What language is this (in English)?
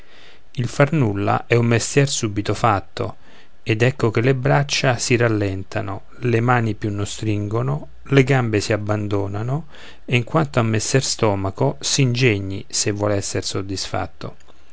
Italian